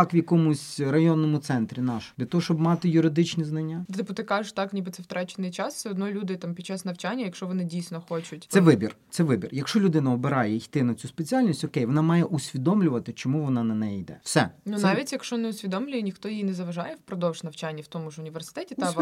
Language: Ukrainian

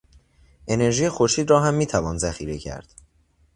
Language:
Persian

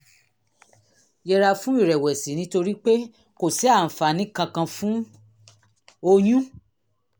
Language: Yoruba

